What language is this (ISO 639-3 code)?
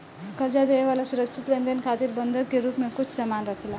bho